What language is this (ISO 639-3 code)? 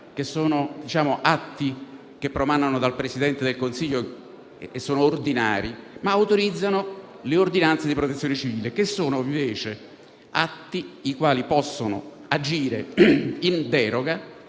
ita